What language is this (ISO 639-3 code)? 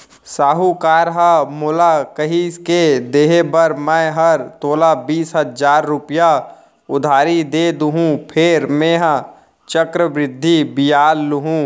hne